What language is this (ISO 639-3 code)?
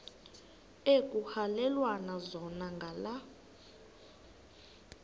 xho